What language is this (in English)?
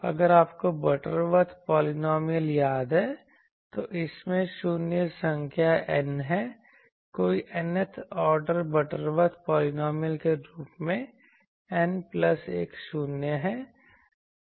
Hindi